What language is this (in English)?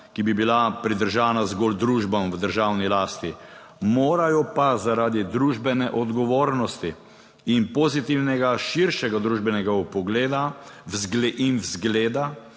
Slovenian